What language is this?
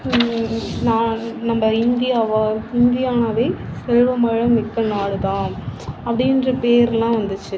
Tamil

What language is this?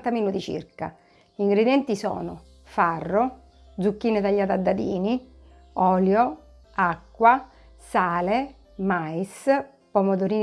Italian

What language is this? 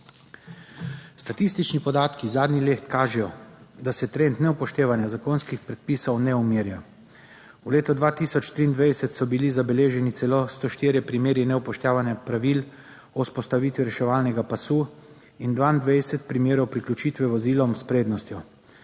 Slovenian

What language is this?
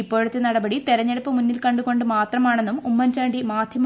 Malayalam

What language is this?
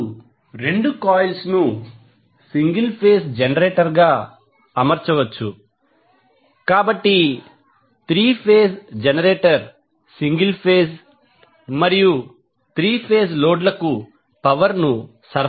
Telugu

